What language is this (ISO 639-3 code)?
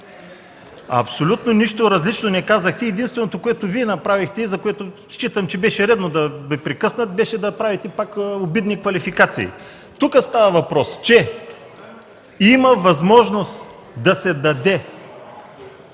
bul